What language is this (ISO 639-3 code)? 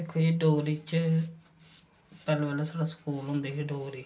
doi